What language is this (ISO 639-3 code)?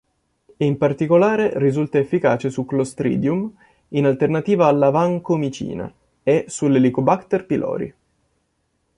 ita